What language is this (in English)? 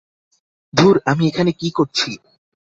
Bangla